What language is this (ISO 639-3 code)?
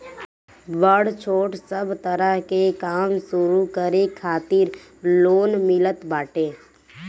bho